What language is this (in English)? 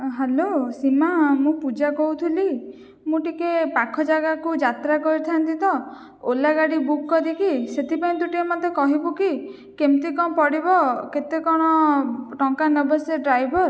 Odia